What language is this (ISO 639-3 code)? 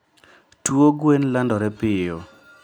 luo